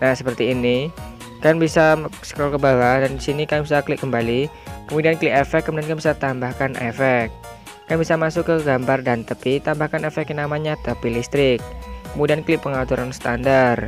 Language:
Indonesian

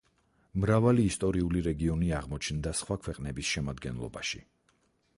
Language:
Georgian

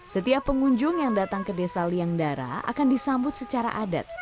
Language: Indonesian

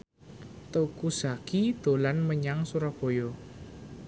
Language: Javanese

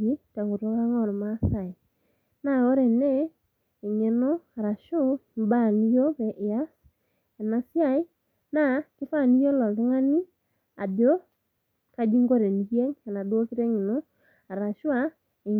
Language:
Masai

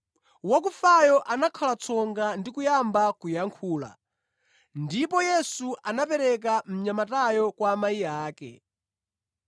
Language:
Nyanja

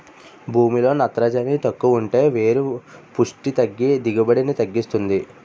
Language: Telugu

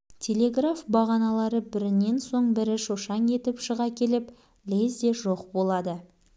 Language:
Kazakh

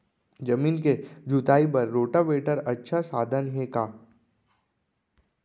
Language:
Chhattisgarhi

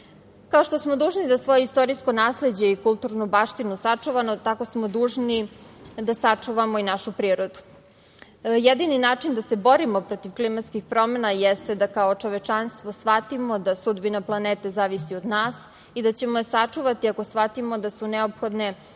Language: Serbian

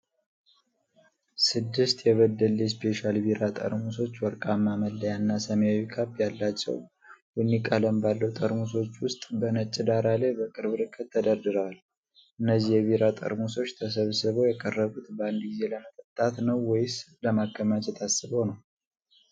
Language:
Amharic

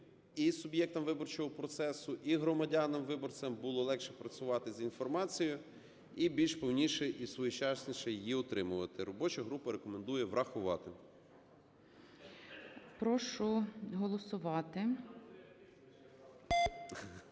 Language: Ukrainian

